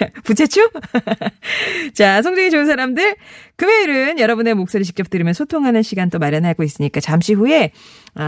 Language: Korean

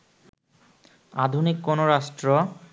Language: Bangla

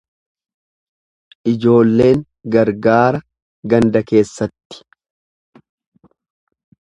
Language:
Oromo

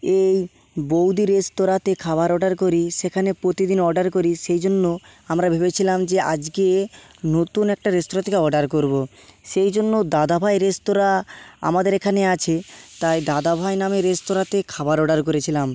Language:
Bangla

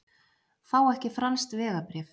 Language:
Icelandic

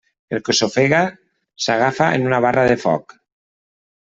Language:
Catalan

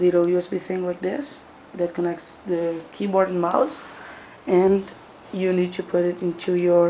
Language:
English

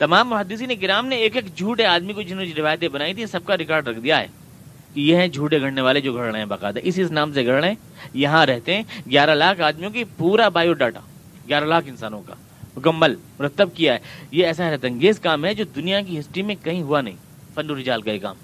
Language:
Urdu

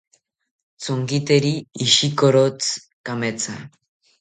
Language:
South Ucayali Ashéninka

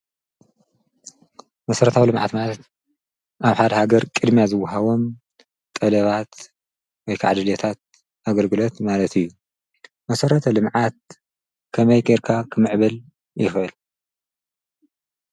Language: Tigrinya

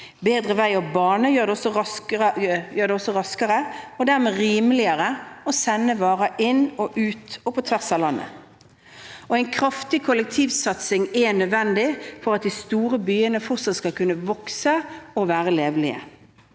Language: Norwegian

